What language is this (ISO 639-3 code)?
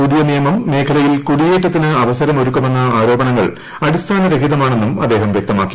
mal